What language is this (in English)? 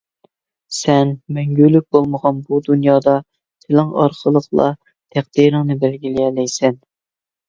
Uyghur